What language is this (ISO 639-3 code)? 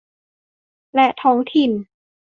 tha